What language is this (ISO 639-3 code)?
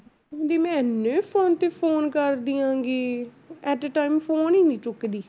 pan